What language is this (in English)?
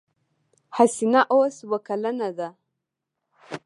Pashto